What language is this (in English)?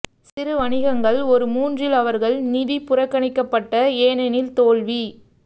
Tamil